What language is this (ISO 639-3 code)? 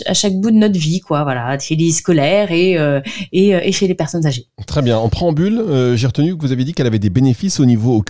fra